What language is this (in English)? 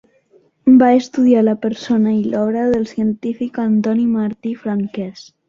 Catalan